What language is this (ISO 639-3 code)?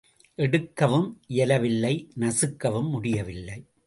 tam